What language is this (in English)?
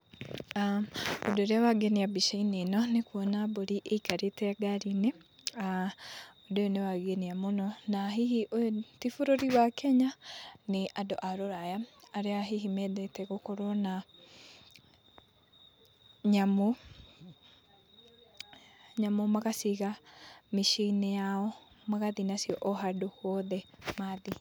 Kikuyu